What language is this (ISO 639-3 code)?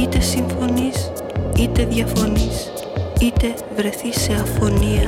ell